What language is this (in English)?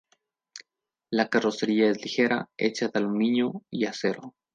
Spanish